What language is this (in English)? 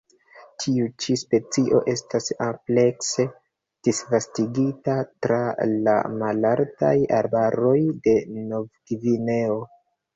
Esperanto